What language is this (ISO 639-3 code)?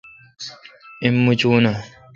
xka